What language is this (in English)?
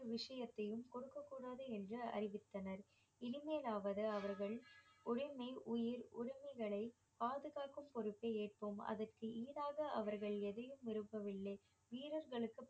Tamil